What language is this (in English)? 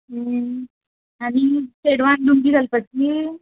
Konkani